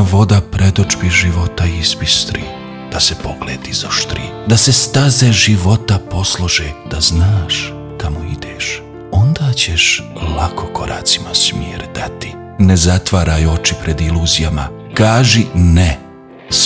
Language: Croatian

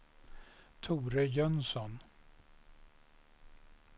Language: Swedish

